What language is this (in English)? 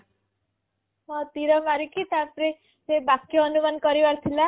Odia